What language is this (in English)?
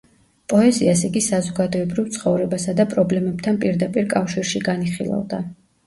Georgian